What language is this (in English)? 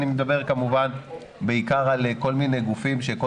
Hebrew